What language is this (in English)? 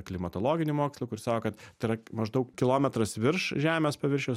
Lithuanian